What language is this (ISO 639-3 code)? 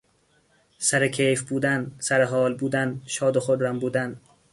fas